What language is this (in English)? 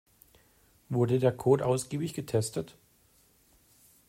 German